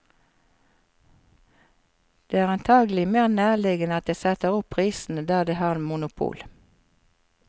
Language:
Norwegian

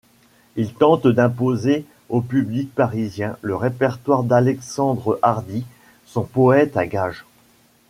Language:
French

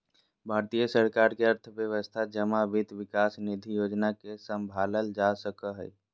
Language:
Magahi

